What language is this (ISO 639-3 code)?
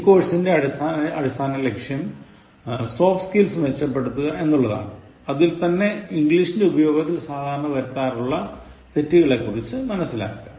mal